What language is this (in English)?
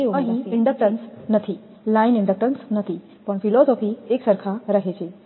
Gujarati